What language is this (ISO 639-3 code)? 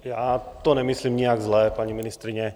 ces